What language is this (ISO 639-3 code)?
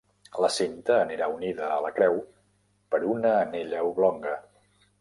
cat